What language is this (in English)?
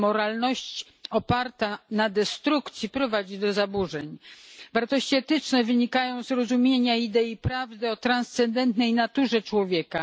Polish